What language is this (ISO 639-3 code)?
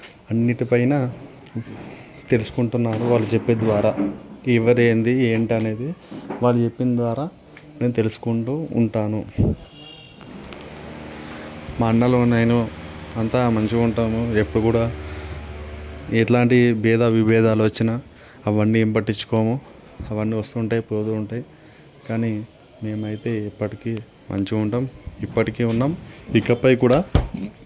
tel